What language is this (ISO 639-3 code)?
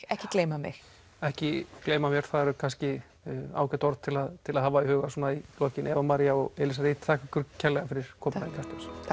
isl